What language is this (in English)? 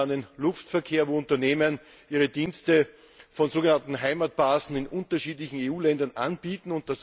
German